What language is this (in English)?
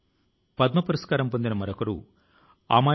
Telugu